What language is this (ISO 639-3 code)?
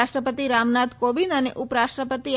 guj